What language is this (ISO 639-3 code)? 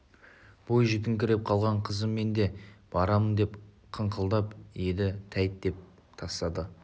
kaz